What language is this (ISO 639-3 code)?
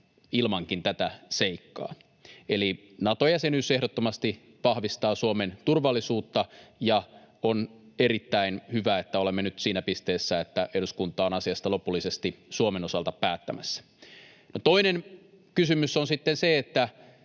fin